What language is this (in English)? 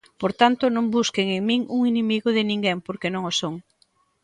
Galician